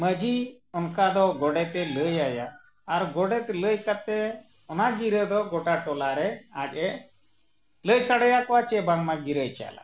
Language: Santali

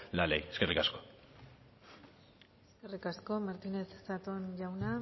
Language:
Basque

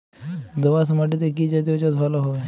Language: Bangla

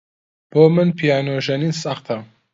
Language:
Central Kurdish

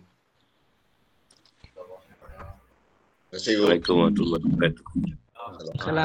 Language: Malay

